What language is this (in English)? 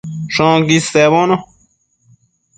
Matsés